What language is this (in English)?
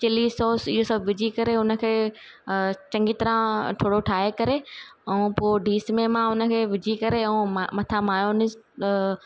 Sindhi